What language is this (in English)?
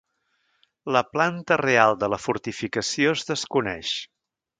Catalan